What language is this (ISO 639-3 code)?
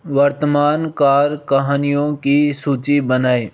hin